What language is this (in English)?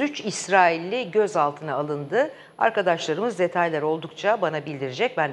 Turkish